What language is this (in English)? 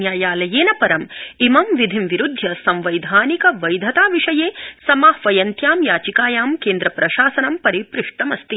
Sanskrit